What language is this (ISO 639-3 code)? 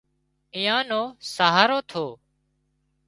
kxp